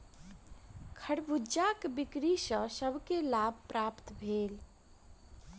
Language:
Maithili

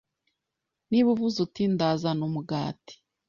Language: Kinyarwanda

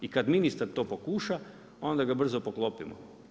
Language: Croatian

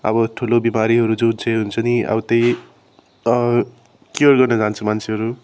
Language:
Nepali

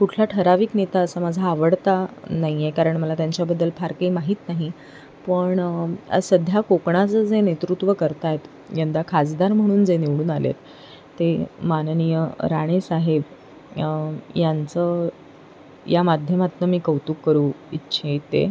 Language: Marathi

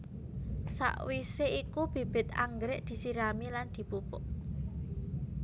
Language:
Javanese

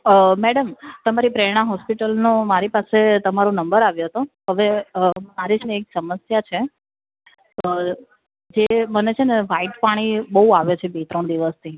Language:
Gujarati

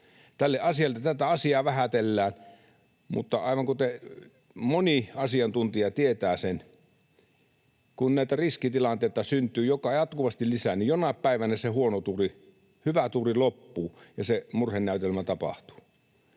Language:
Finnish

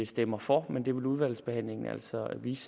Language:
Danish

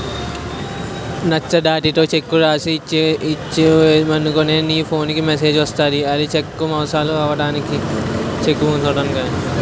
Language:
Telugu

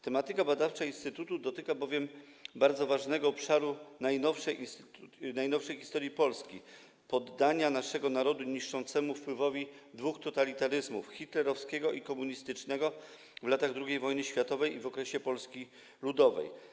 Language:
Polish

